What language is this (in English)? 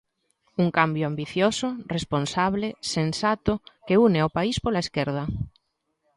Galician